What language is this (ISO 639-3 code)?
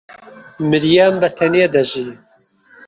ckb